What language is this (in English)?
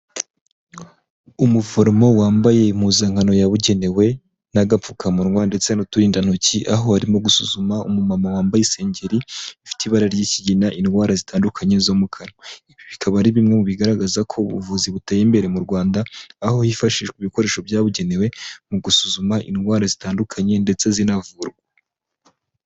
Kinyarwanda